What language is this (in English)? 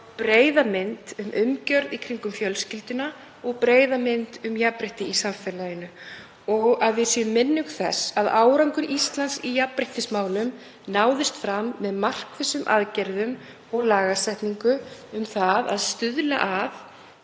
Icelandic